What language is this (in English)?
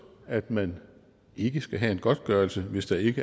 Danish